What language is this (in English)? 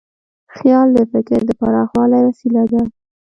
Pashto